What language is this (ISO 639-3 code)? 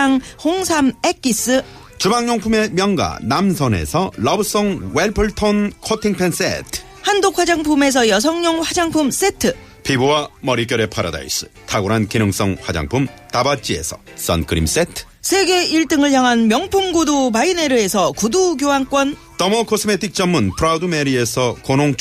kor